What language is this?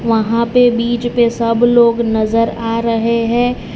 Hindi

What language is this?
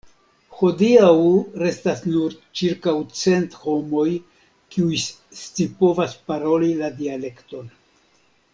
Esperanto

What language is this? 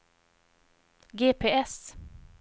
Swedish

